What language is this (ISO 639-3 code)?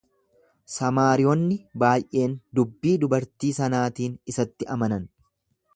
orm